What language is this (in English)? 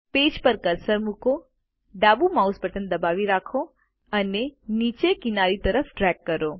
Gujarati